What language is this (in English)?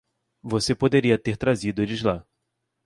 Portuguese